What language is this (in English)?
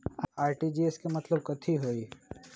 Magahi